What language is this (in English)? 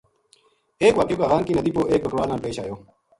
Gujari